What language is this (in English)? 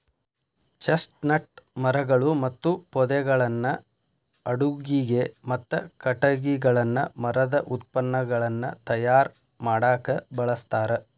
Kannada